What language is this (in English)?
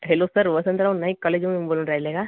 Marathi